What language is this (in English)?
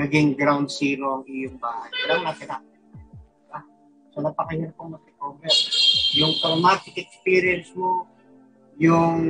Filipino